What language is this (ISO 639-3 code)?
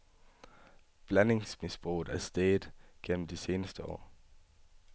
dan